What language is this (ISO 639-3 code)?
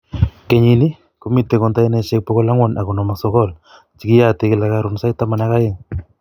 kln